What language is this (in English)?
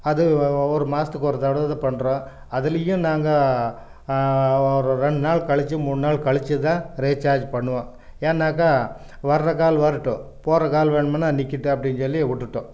Tamil